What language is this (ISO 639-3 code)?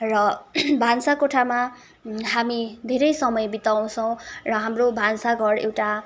nep